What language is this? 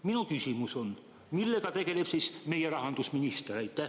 Estonian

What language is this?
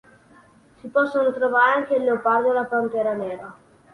Italian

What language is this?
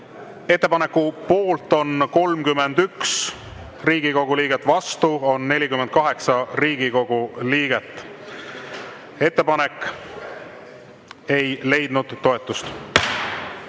Estonian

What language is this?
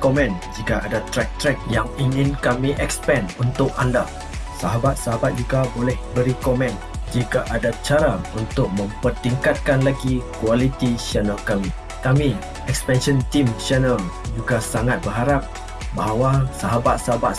Malay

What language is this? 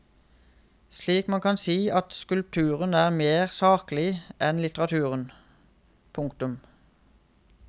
Norwegian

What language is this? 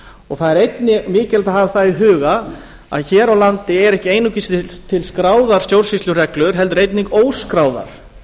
Icelandic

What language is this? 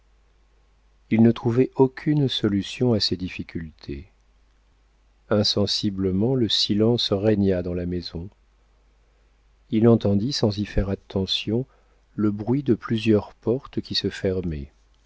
French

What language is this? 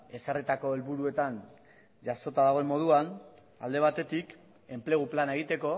Basque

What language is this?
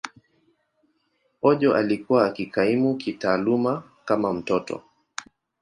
Swahili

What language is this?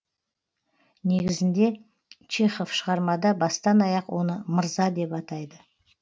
Kazakh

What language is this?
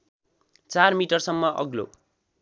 Nepali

